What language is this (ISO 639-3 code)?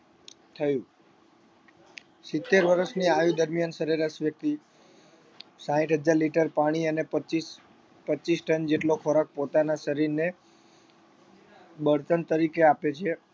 guj